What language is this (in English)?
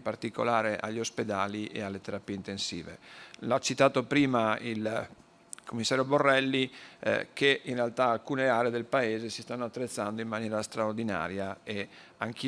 Italian